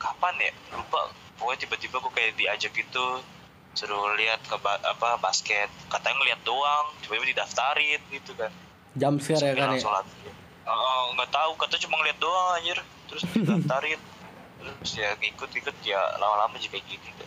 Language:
Indonesian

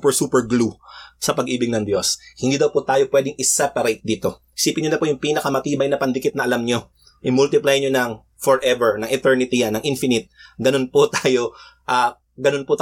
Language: Filipino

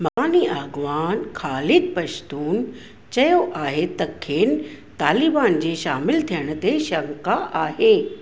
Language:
Sindhi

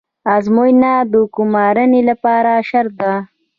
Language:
Pashto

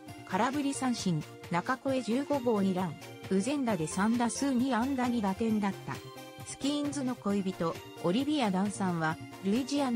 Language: Japanese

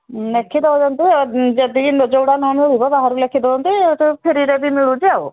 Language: Odia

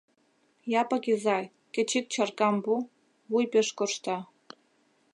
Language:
Mari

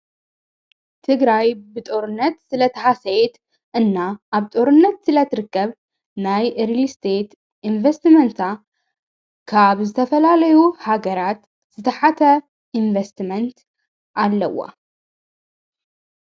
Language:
Tigrinya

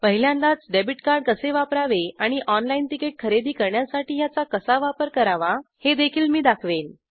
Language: Marathi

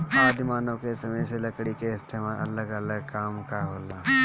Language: Bhojpuri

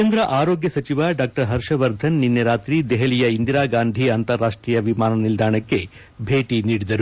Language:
Kannada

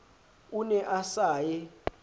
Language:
Southern Sotho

